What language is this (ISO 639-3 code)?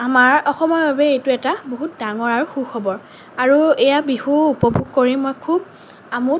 asm